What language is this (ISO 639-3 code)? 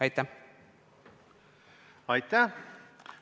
est